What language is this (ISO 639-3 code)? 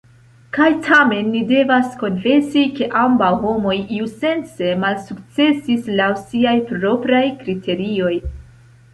epo